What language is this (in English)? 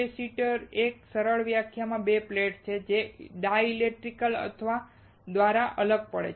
Gujarati